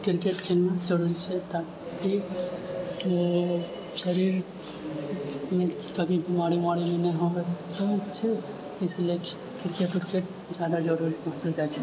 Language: Maithili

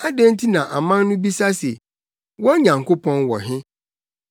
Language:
Akan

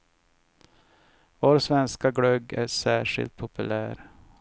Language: Swedish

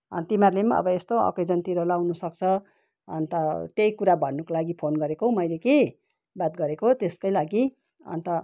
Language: Nepali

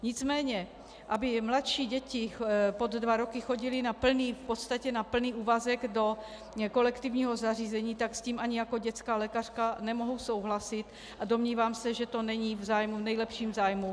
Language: Czech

